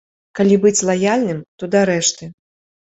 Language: Belarusian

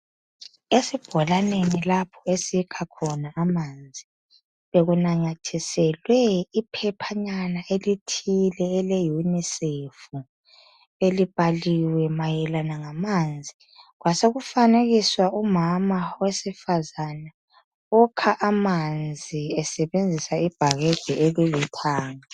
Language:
North Ndebele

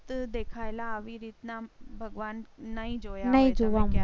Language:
Gujarati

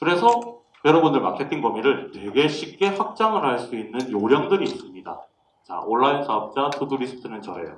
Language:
Korean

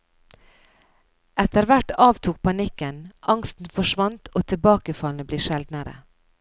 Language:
Norwegian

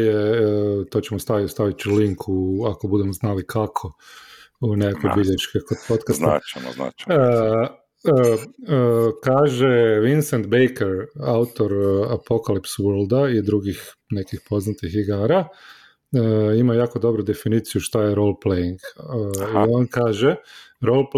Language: Croatian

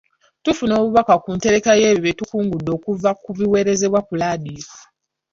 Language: Ganda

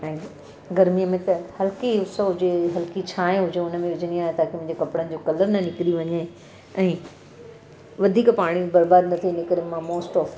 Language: Sindhi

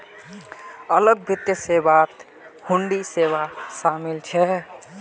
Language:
Magahi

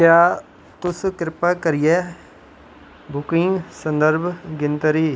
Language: Dogri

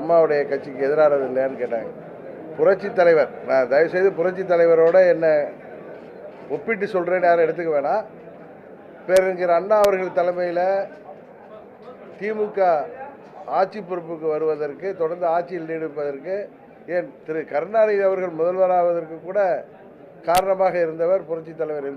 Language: Korean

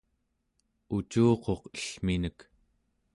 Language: Central Yupik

